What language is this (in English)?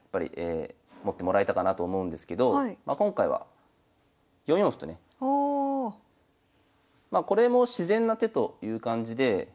Japanese